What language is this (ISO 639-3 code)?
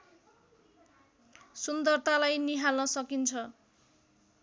nep